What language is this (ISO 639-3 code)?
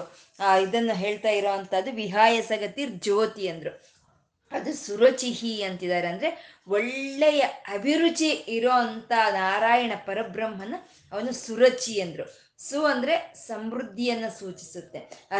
kan